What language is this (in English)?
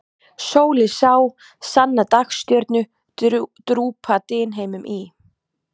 Icelandic